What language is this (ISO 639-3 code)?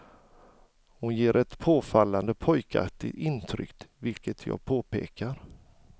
swe